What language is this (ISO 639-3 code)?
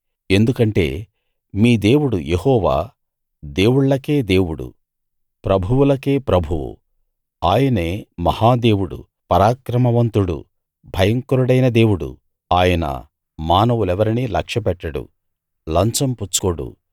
tel